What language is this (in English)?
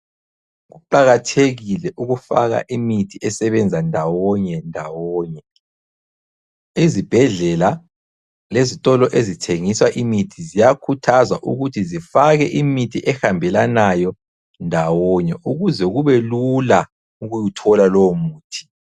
North Ndebele